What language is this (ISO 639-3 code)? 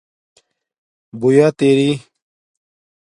dmk